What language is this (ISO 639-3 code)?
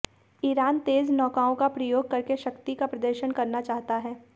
hin